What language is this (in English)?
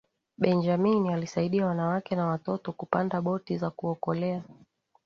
Swahili